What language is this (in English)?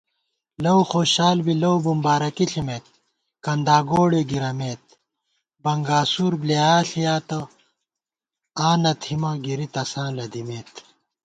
Gawar-Bati